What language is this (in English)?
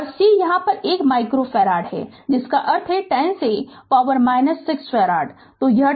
Hindi